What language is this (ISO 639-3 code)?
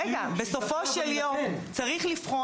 heb